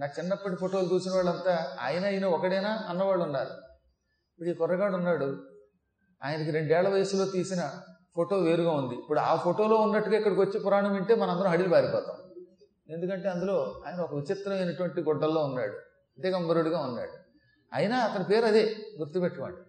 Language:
Telugu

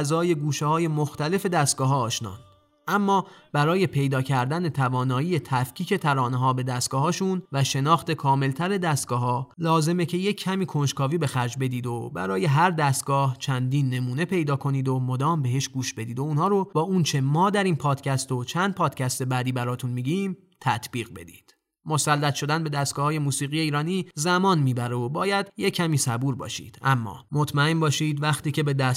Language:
Persian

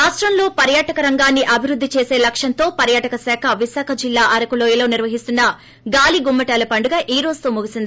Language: Telugu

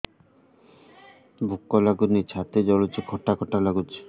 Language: Odia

